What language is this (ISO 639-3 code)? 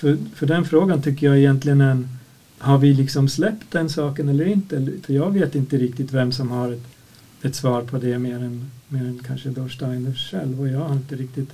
swe